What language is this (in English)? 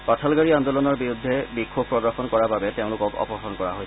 Assamese